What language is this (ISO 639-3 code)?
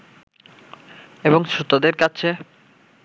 ben